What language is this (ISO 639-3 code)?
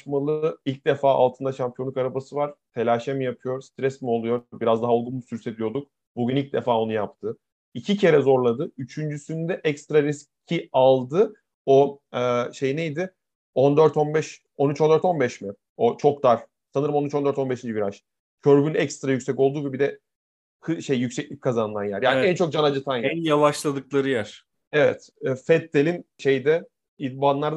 tur